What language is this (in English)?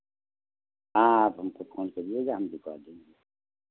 Hindi